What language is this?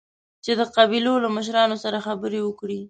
Pashto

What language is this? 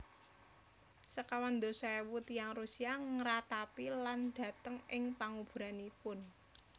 Javanese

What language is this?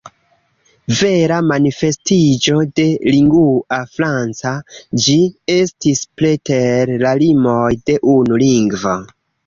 Esperanto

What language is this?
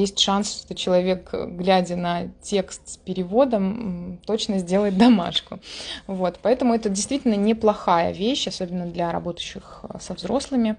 Russian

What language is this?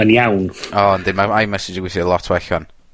Welsh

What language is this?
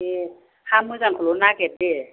Bodo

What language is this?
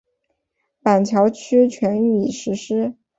Chinese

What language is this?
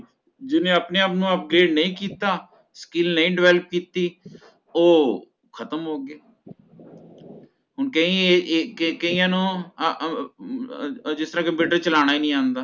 Punjabi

